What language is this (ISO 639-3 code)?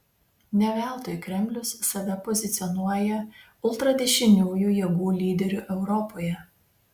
lit